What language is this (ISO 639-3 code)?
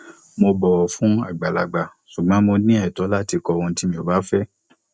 yor